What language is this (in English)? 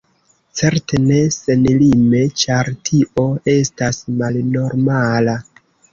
Esperanto